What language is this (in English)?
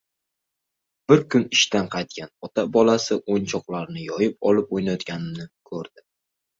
Uzbek